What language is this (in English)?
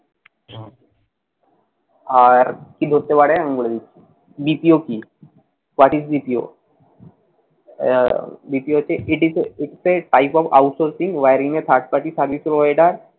Bangla